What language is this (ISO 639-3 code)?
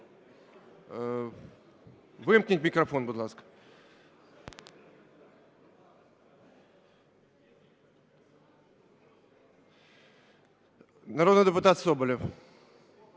ukr